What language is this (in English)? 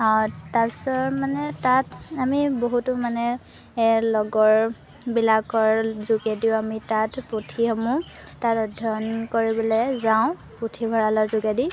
Assamese